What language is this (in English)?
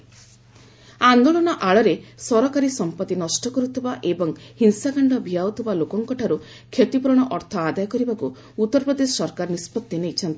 Odia